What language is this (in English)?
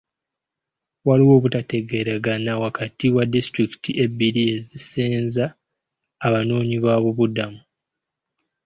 Ganda